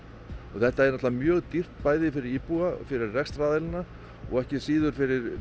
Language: Icelandic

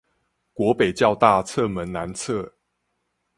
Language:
Chinese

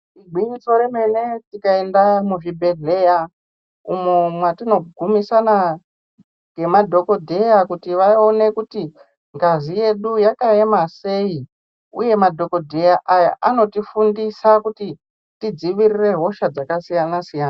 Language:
Ndau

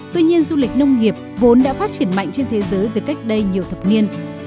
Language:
Vietnamese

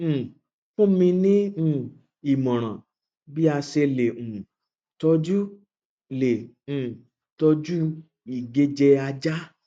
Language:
Yoruba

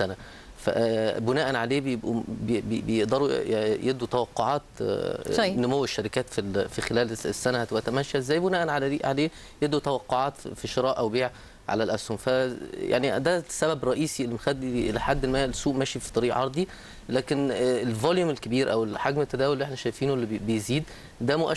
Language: Arabic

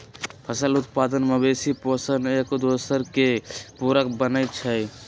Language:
Magahi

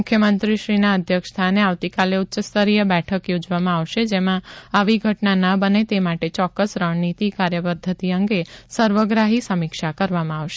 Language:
Gujarati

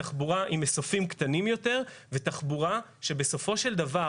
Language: Hebrew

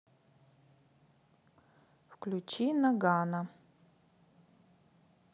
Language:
Russian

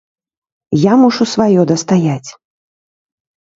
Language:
Belarusian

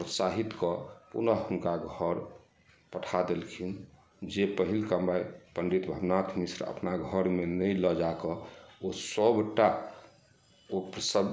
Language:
Maithili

